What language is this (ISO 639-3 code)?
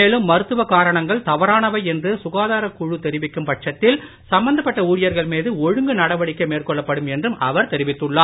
tam